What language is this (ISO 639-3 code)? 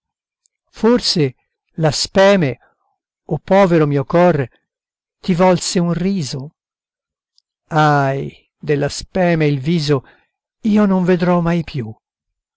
ita